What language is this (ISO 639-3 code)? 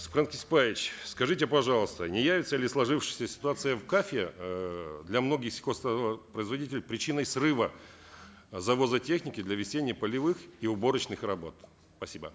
kaz